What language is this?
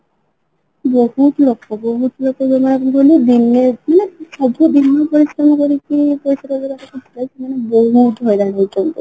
Odia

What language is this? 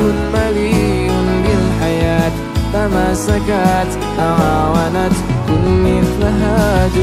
Arabic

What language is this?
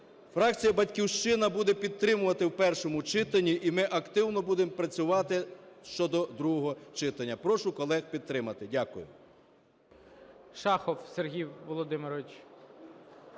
Ukrainian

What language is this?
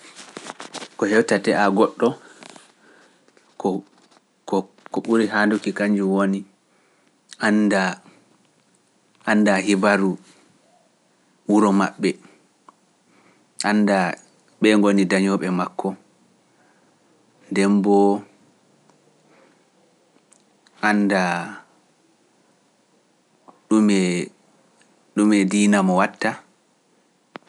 Pular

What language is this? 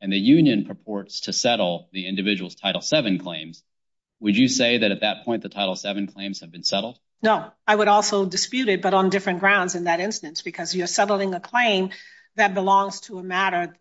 English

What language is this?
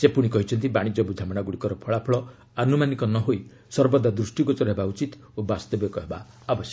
Odia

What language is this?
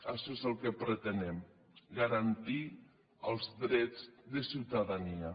Catalan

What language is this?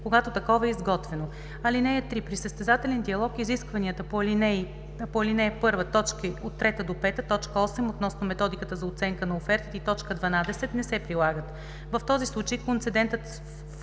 Bulgarian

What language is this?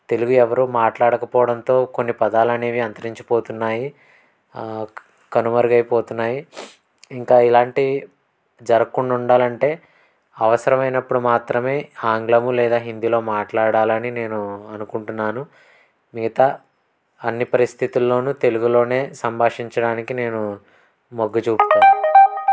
Telugu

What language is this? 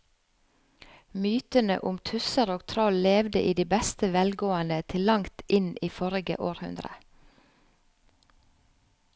Norwegian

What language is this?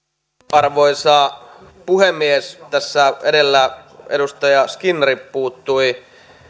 Finnish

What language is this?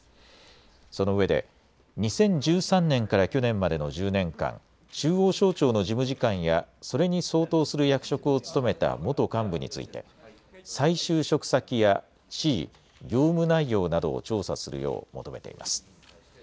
Japanese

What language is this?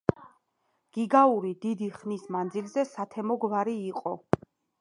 Georgian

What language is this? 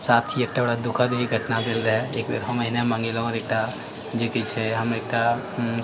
Maithili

